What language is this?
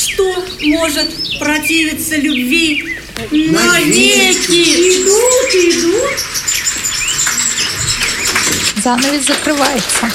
Russian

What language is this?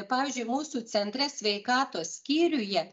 Lithuanian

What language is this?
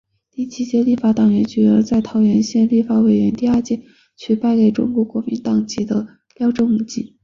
Chinese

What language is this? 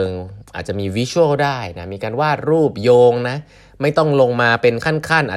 Thai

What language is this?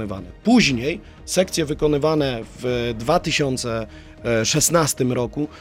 Polish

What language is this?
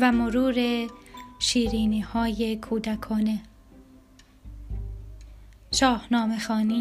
Persian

